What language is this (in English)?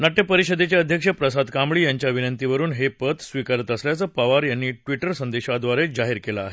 Marathi